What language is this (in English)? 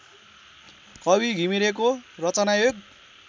Nepali